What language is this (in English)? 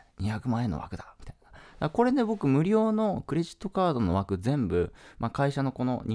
Japanese